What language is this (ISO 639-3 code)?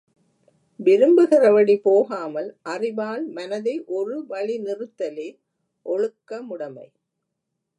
tam